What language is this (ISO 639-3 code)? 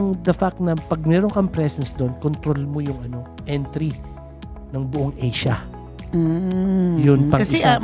fil